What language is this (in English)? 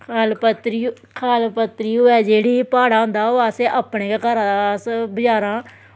Dogri